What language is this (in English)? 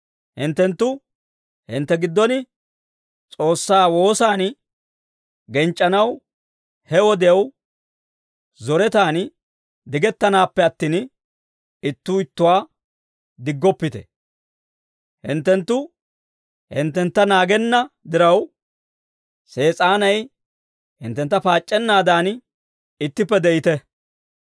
Dawro